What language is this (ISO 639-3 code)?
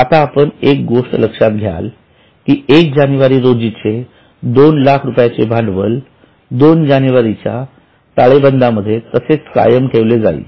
mar